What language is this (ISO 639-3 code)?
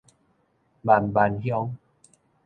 nan